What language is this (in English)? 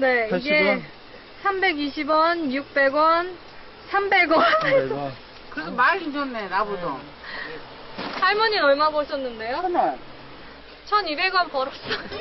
Korean